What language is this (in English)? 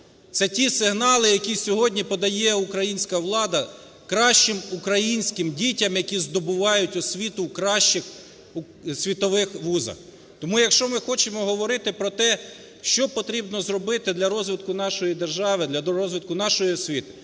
Ukrainian